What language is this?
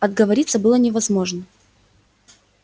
Russian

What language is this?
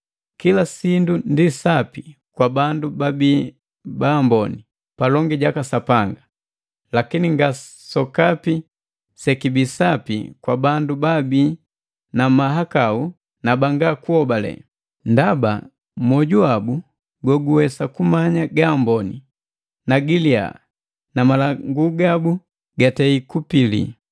Matengo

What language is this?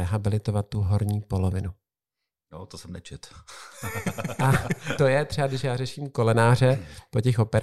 Czech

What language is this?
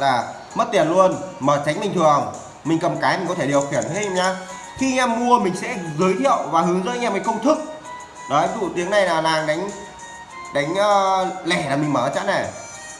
Vietnamese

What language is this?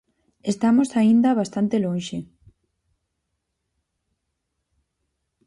Galician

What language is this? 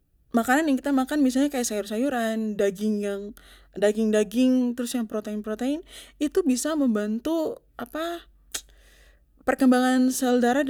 Papuan Malay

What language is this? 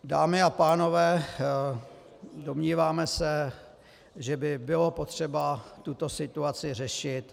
Czech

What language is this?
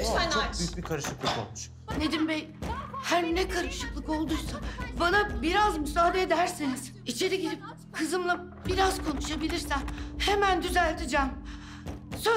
Turkish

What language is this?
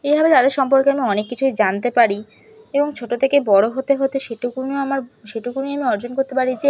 Bangla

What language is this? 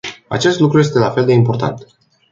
Romanian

